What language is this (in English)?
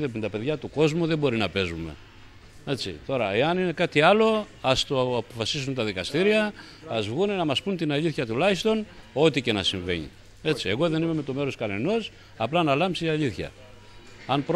Greek